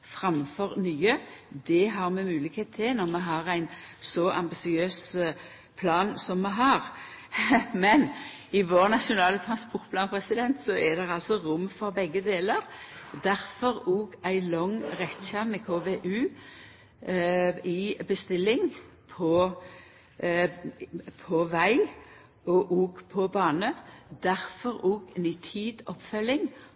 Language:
Norwegian Nynorsk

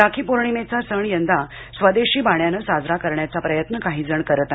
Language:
Marathi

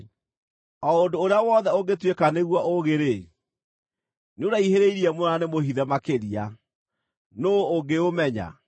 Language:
Kikuyu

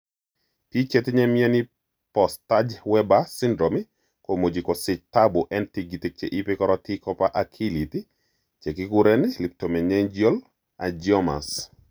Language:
Kalenjin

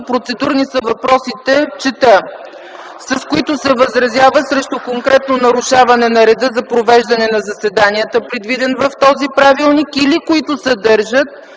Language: Bulgarian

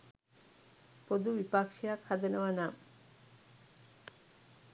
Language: Sinhala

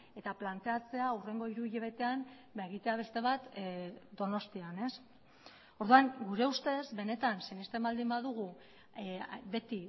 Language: Basque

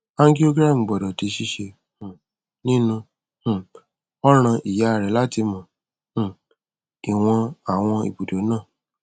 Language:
Yoruba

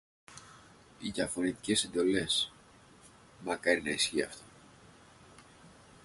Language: Greek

